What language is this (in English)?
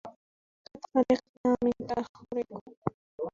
Arabic